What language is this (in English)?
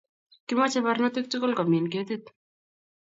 Kalenjin